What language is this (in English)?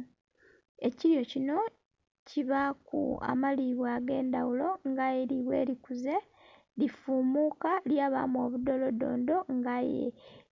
Soga